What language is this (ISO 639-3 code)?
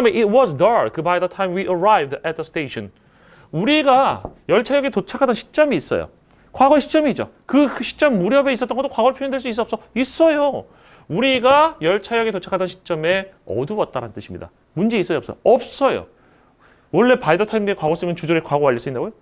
kor